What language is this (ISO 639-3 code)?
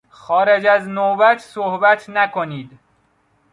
fas